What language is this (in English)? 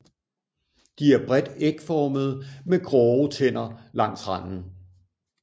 Danish